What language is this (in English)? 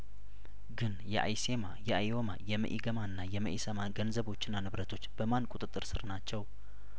Amharic